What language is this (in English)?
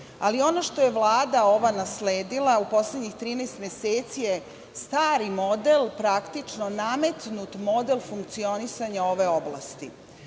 Serbian